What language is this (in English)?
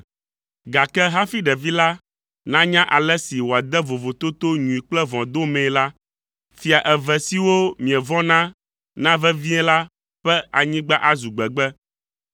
Ewe